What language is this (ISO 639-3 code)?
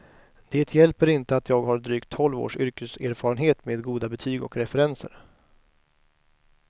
swe